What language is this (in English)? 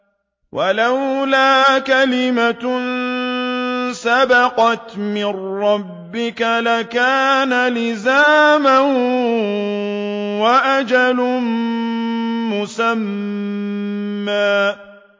Arabic